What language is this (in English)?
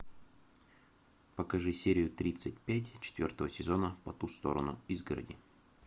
Russian